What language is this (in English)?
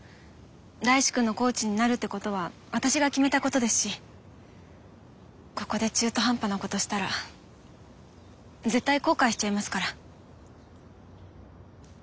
Japanese